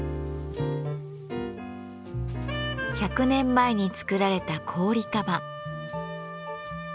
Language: Japanese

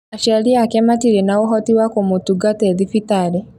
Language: Kikuyu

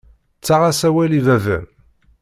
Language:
Kabyle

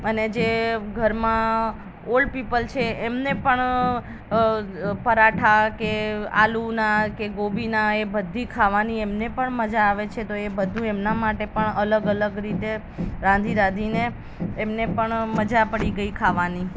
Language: Gujarati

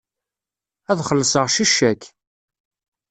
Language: Kabyle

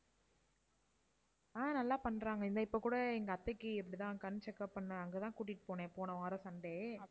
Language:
Tamil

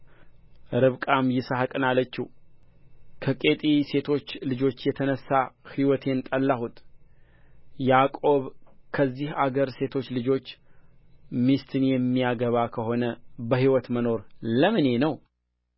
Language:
Amharic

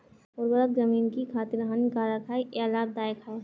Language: Hindi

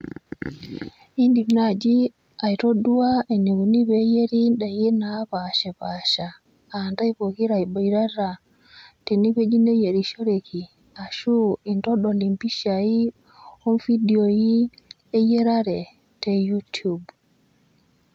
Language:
Masai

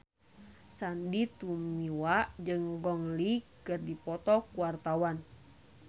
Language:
Sundanese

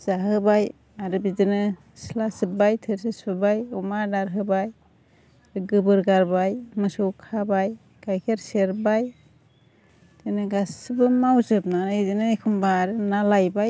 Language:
Bodo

